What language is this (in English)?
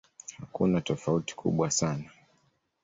Swahili